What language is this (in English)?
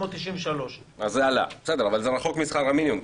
Hebrew